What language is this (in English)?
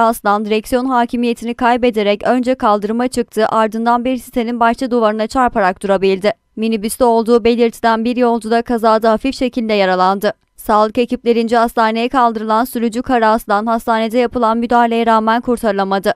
Turkish